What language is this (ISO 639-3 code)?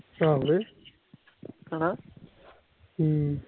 pan